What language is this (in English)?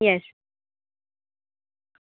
Gujarati